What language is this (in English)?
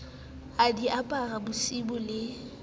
Southern Sotho